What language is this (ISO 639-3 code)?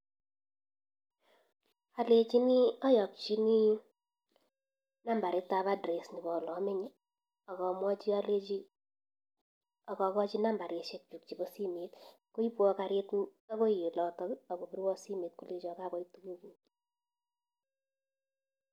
kln